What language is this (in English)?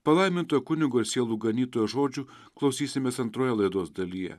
Lithuanian